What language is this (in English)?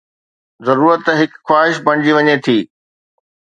Sindhi